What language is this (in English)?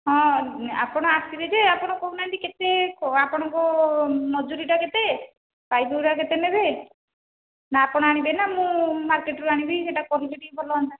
Odia